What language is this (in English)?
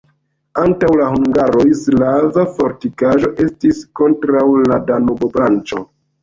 Esperanto